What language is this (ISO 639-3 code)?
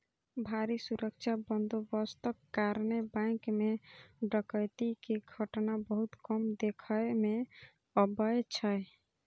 mai